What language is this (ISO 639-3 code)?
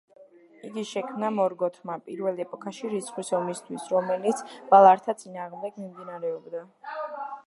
kat